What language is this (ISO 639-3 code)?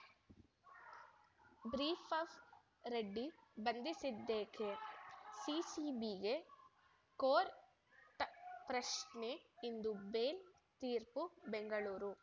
kan